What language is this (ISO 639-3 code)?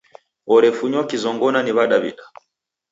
dav